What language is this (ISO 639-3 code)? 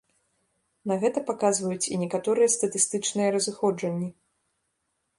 bel